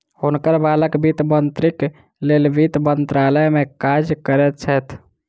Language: Maithili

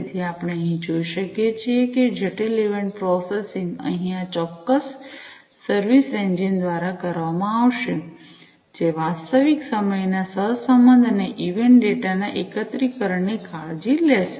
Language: Gujarati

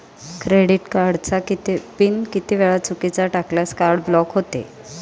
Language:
Marathi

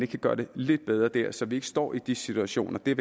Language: Danish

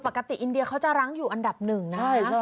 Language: Thai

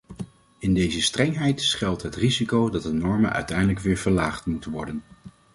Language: Dutch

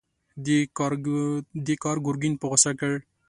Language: Pashto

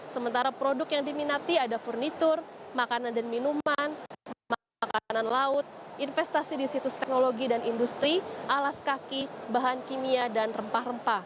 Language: Indonesian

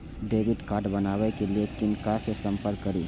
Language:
Maithili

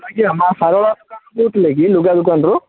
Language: Odia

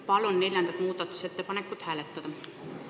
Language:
Estonian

